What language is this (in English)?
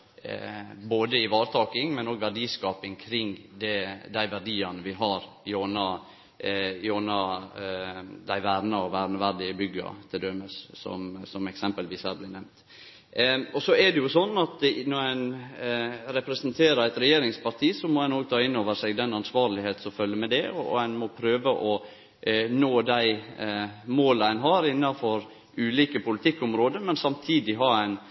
Norwegian Nynorsk